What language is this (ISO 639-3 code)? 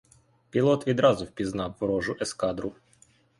ukr